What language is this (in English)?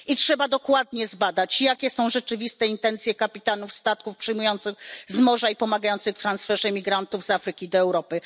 Polish